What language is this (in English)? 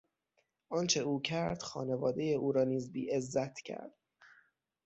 Persian